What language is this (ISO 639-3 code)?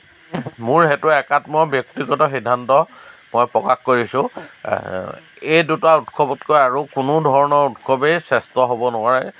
asm